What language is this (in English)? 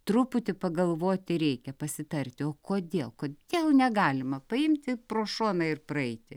Lithuanian